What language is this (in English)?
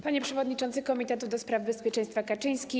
Polish